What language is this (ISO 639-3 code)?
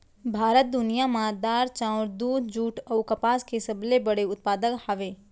hne